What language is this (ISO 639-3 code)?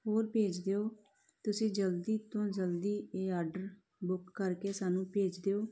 pan